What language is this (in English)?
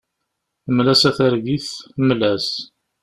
Kabyle